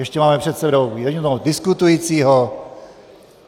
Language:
Czech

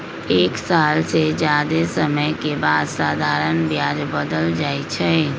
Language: Magahi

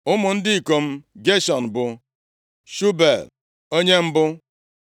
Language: Igbo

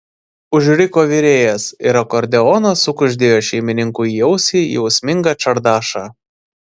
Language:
Lithuanian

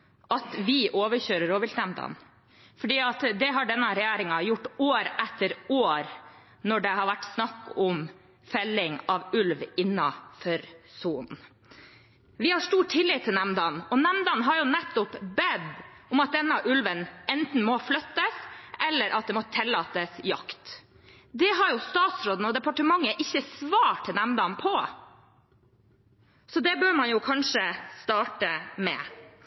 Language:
Norwegian Bokmål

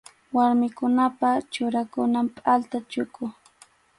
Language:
Arequipa-La Unión Quechua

